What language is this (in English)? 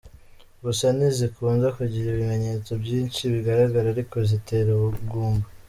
Kinyarwanda